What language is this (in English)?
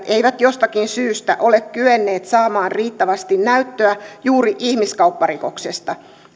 Finnish